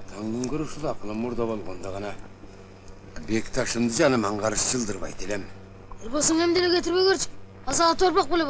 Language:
Turkish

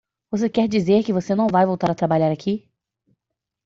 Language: Portuguese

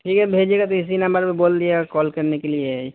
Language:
Urdu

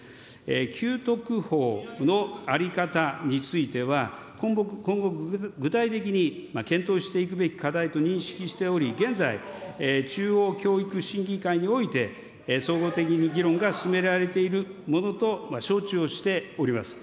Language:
Japanese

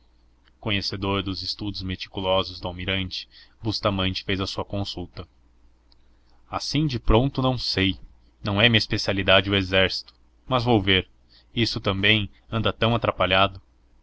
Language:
Portuguese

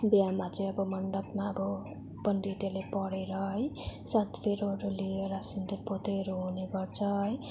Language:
Nepali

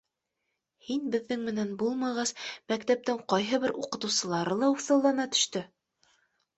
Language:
Bashkir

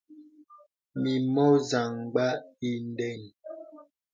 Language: Bebele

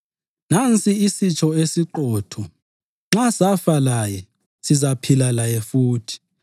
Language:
North Ndebele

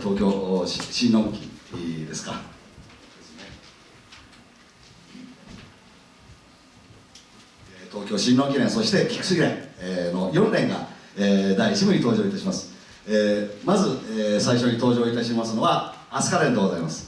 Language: Japanese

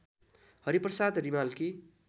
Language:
Nepali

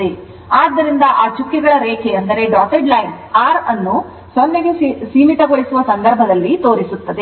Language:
Kannada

